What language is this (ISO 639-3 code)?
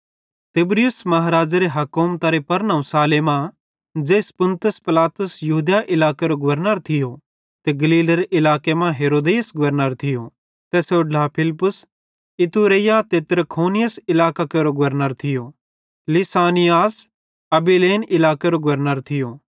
bhd